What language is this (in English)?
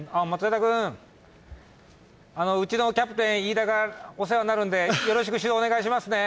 Japanese